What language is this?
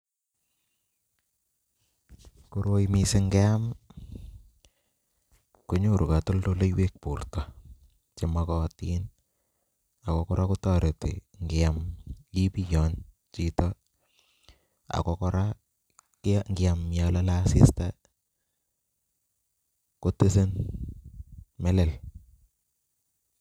Kalenjin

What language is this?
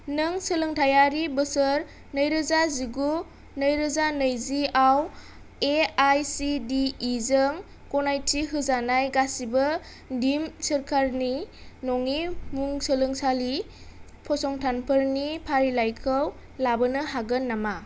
Bodo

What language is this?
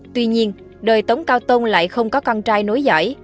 Vietnamese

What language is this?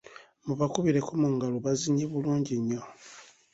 Ganda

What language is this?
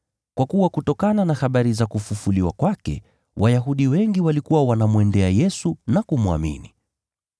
Swahili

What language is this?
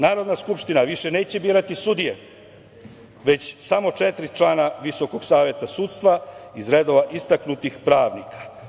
Serbian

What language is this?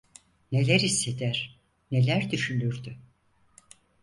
Turkish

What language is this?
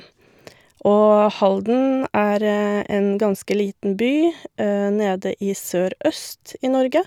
Norwegian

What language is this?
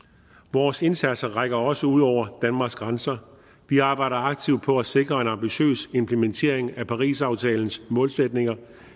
Danish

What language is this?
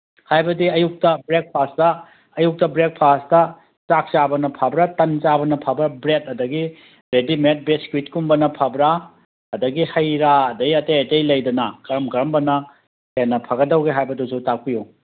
Manipuri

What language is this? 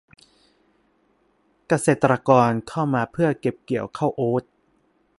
Thai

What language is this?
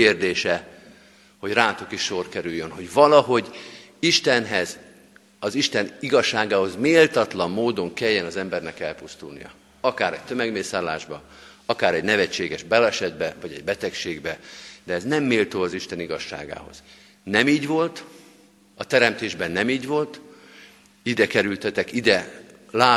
Hungarian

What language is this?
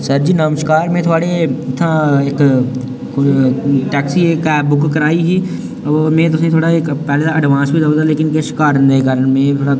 Dogri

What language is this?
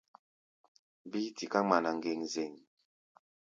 Gbaya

